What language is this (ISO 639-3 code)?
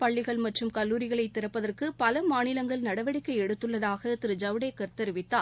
tam